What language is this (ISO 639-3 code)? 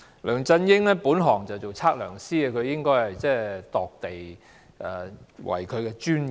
yue